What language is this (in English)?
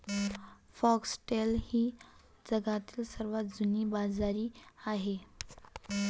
Marathi